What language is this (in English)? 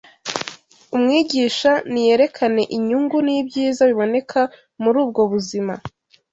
Kinyarwanda